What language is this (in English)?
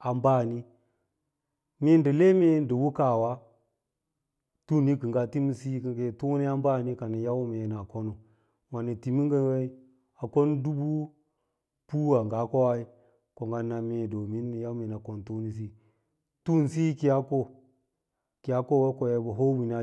Lala-Roba